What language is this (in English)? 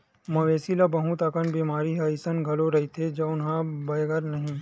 Chhattisgarhi